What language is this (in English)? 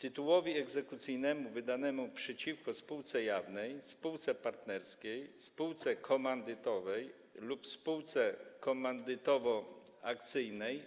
Polish